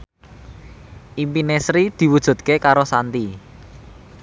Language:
Javanese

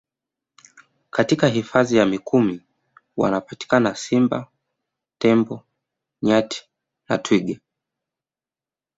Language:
Swahili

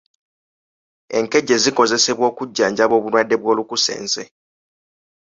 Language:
Ganda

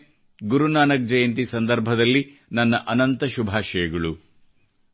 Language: Kannada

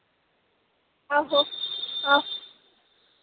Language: Dogri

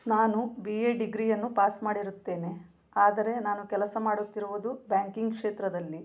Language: Kannada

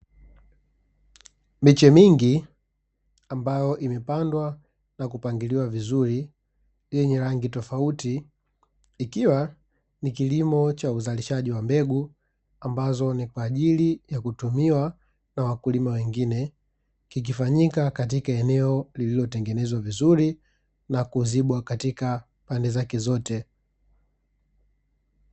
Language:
Swahili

